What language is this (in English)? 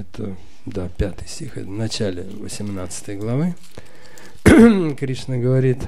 Russian